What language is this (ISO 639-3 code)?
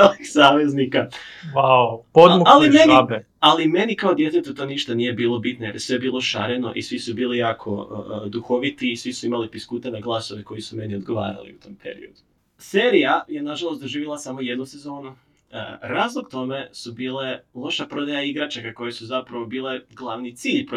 hrv